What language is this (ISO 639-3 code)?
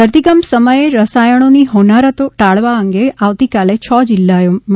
guj